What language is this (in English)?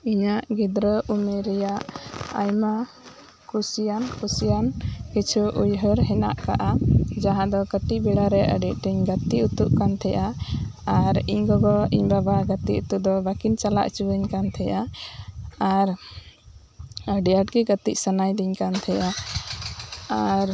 Santali